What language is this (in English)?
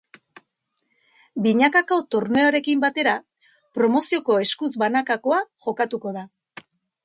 Basque